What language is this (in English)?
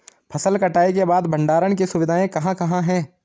Hindi